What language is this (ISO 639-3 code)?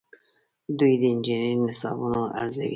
pus